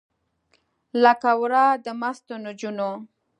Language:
Pashto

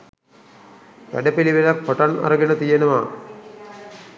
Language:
Sinhala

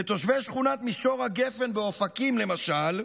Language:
Hebrew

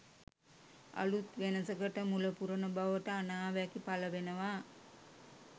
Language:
Sinhala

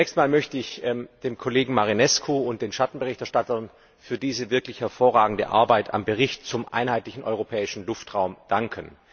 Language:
German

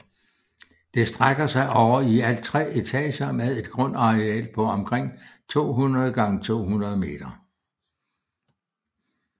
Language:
Danish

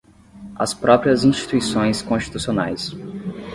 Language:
Portuguese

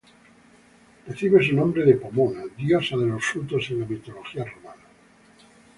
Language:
Spanish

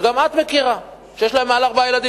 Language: Hebrew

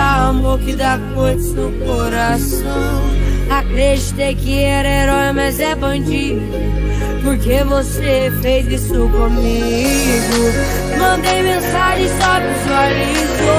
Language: Romanian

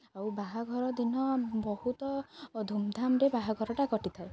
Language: Odia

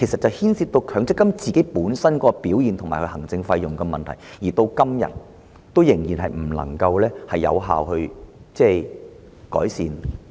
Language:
Cantonese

